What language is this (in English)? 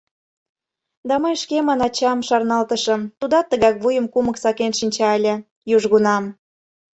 Mari